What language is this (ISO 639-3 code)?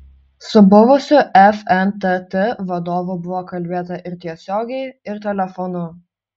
lit